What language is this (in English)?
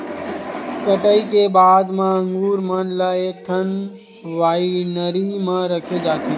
Chhattisgarhi